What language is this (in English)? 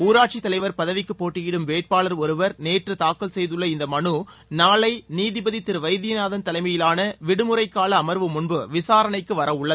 Tamil